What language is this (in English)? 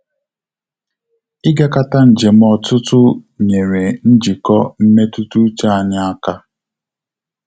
Igbo